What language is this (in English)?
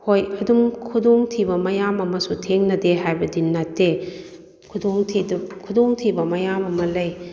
Manipuri